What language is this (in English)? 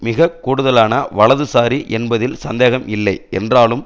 Tamil